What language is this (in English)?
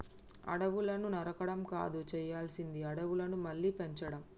Telugu